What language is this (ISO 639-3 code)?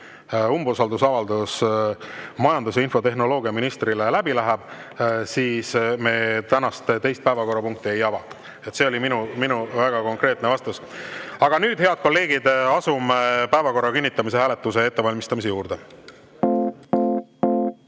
est